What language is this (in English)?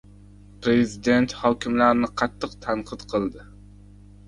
Uzbek